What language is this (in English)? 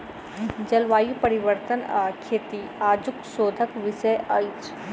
Maithili